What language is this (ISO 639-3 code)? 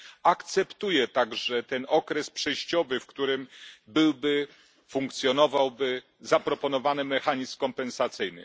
pol